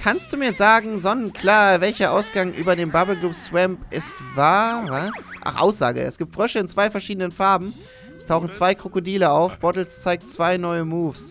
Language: German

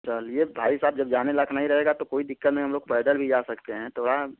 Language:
Hindi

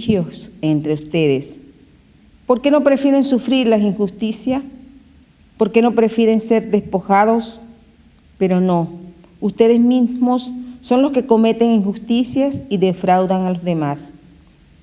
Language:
Spanish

